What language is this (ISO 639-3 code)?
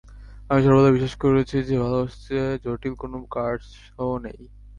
ben